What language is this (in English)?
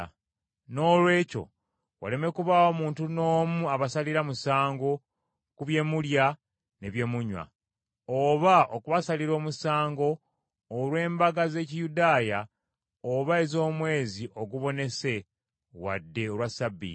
Ganda